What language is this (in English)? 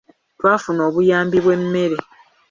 Ganda